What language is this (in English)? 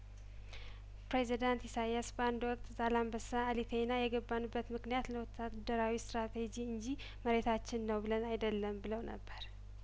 Amharic